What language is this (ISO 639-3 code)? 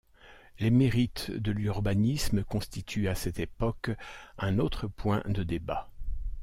fra